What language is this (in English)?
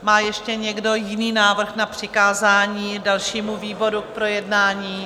Czech